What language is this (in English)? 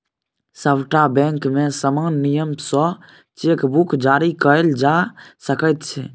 Maithili